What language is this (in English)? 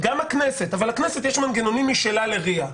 Hebrew